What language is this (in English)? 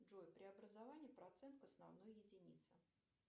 Russian